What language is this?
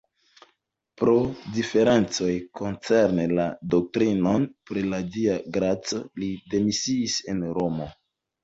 Esperanto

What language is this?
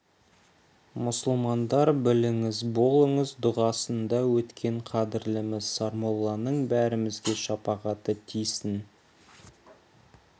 Kazakh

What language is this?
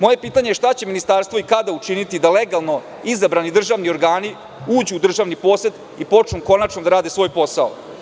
Serbian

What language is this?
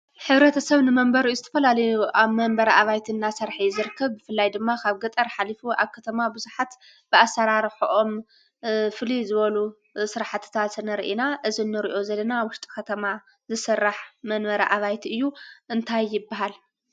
Tigrinya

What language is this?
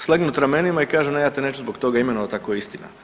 Croatian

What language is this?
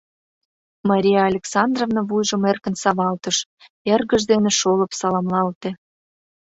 Mari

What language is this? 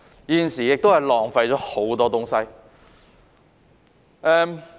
Cantonese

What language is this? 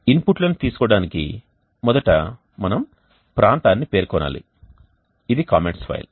Telugu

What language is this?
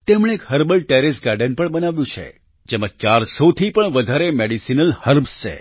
Gujarati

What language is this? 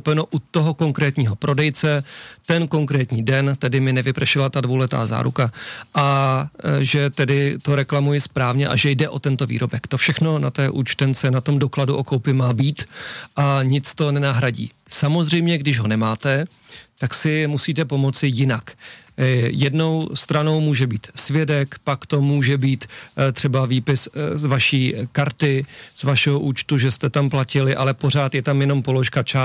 Czech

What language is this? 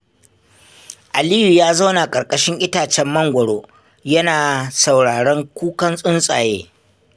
Hausa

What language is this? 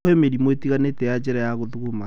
Kikuyu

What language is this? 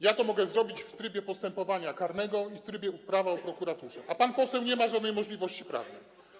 Polish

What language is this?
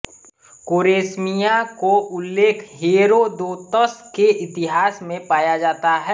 Hindi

